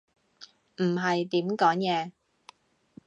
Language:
Cantonese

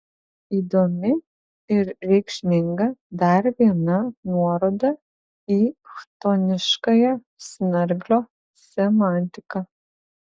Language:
Lithuanian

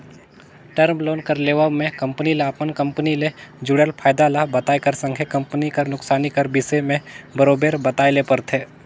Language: Chhattisgarhi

